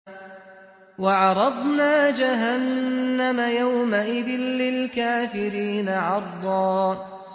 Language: Arabic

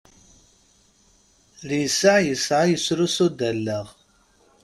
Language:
Kabyle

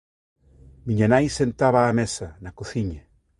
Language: Galician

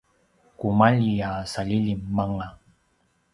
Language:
Paiwan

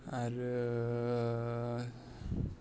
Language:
Bodo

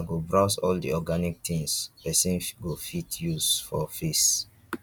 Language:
Nigerian Pidgin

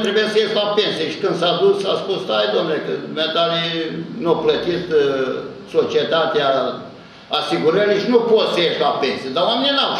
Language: Romanian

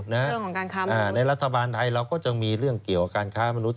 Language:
Thai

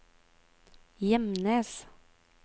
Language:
Norwegian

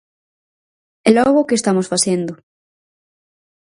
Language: Galician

